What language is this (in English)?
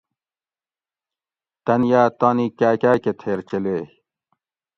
Gawri